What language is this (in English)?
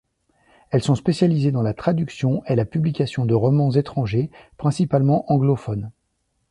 French